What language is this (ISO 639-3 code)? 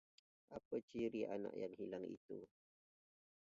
ind